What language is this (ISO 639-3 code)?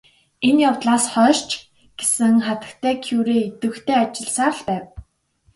mon